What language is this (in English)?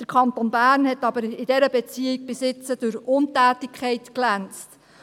Swiss German